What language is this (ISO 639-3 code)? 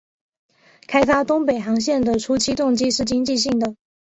zho